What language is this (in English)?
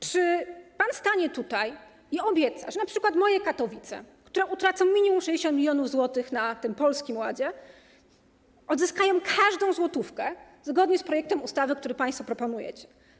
Polish